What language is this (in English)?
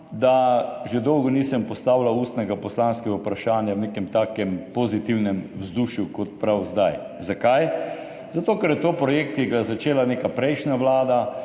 Slovenian